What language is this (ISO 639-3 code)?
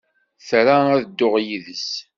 kab